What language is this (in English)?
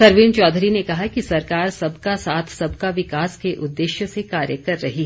Hindi